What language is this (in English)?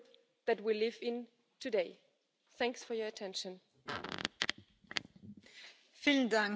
English